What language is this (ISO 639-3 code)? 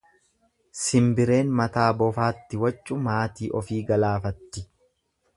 orm